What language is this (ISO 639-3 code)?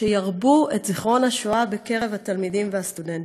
heb